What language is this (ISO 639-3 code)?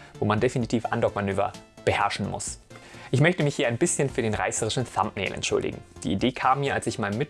deu